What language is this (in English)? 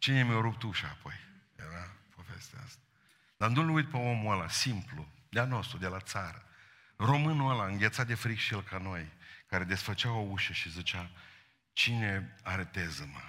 Romanian